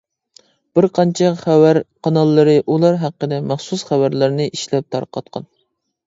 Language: Uyghur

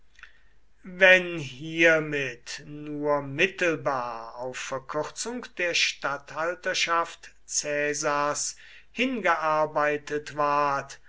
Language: German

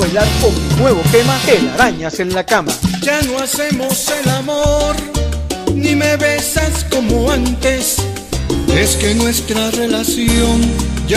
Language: Spanish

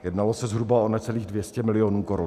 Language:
Czech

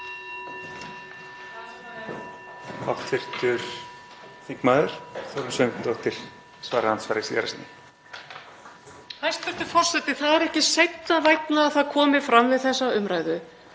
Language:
Icelandic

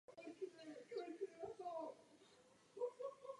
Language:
Czech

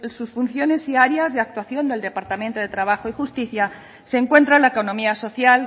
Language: Spanish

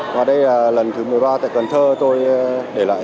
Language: Vietnamese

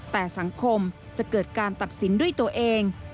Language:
Thai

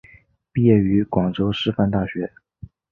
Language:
Chinese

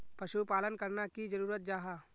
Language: Magahi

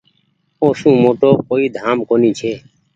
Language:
Goaria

